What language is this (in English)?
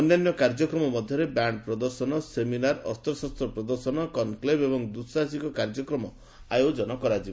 Odia